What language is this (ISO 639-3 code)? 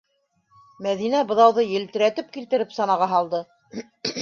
bak